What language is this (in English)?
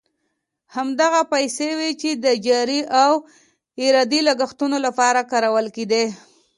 Pashto